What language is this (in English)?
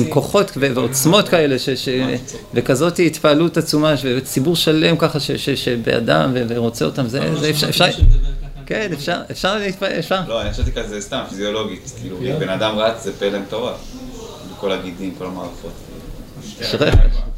Hebrew